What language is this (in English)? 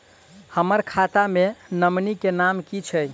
Maithili